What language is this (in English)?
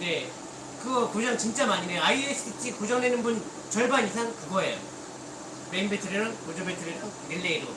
Korean